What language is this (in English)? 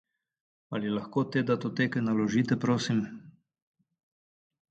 Slovenian